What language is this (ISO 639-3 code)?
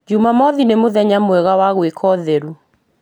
kik